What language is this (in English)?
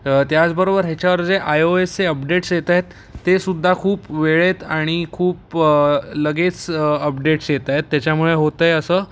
Marathi